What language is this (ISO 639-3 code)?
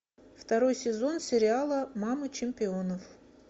rus